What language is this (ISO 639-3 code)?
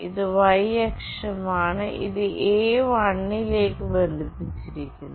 mal